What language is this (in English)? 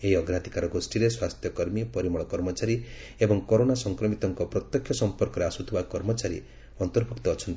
Odia